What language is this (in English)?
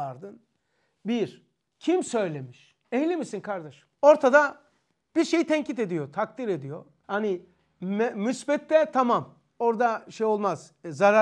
Turkish